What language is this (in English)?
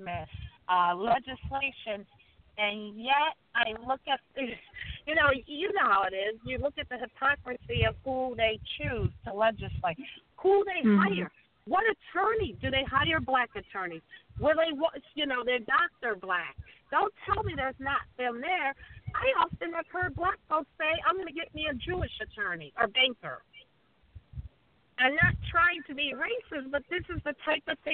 English